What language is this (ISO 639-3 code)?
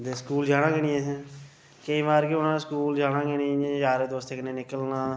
doi